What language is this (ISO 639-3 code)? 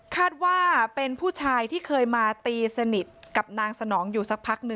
tha